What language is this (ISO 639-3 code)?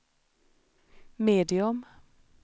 swe